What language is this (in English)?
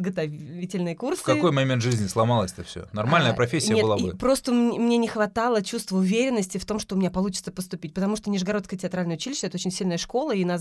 Russian